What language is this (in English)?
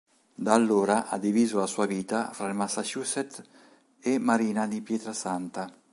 Italian